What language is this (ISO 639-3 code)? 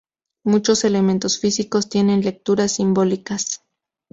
spa